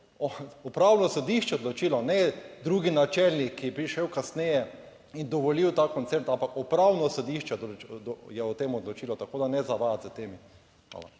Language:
Slovenian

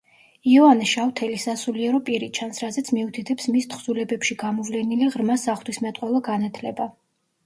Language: Georgian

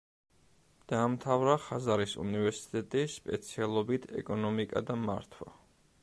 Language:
Georgian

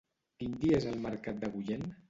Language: Catalan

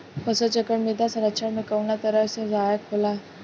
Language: Bhojpuri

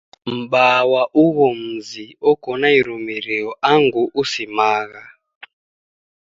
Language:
Taita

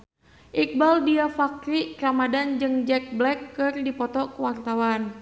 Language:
Sundanese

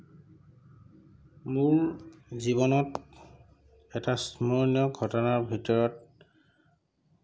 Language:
Assamese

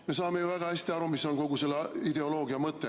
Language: Estonian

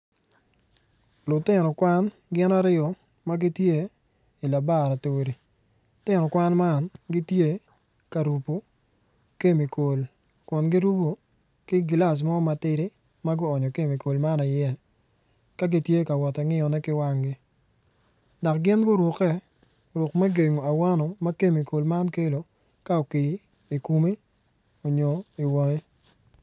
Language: Acoli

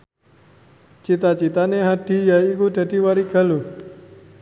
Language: Javanese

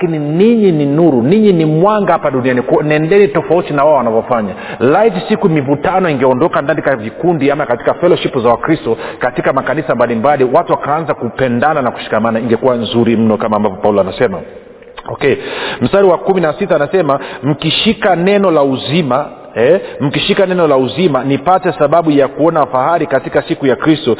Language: Swahili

